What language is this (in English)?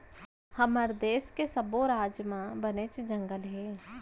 Chhattisgarhi